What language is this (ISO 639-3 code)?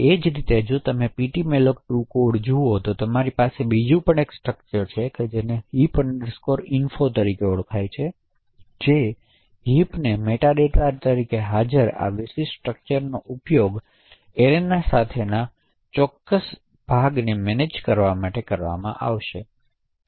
guj